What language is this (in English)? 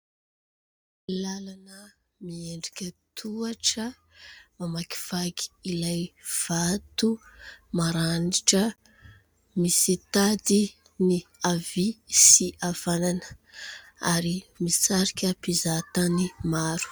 Malagasy